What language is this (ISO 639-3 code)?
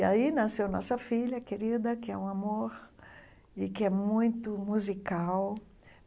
por